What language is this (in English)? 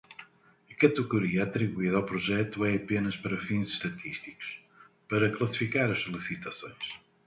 Portuguese